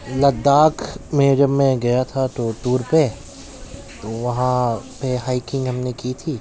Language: Urdu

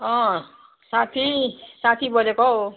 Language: Nepali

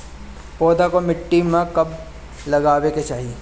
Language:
Bhojpuri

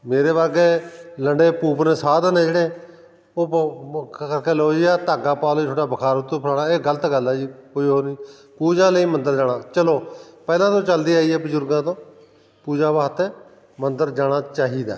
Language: Punjabi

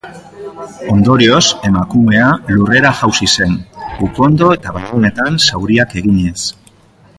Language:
Basque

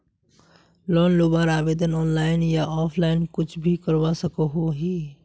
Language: Magahi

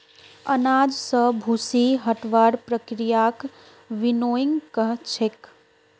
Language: Magahi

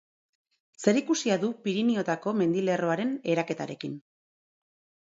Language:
Basque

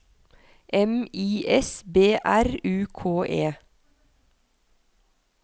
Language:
Norwegian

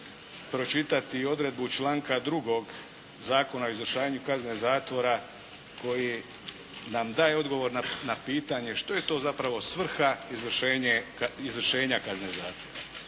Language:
Croatian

